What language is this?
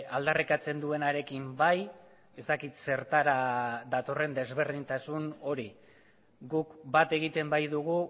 Basque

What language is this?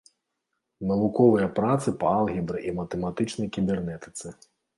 Belarusian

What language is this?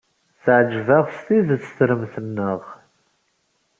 Kabyle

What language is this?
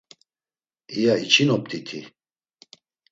Laz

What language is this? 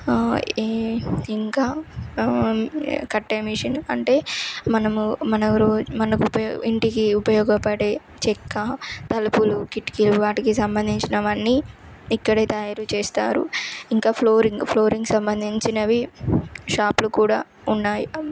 Telugu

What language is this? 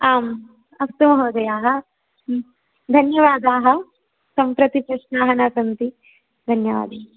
Sanskrit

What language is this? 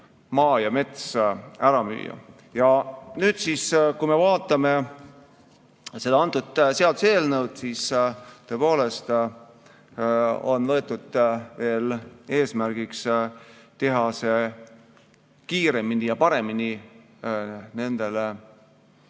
Estonian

